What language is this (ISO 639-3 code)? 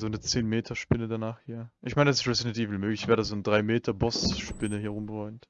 deu